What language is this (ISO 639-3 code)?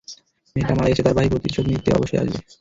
ben